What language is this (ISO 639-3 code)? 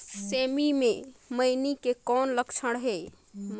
hne